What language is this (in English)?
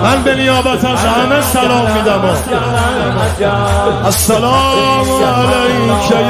Persian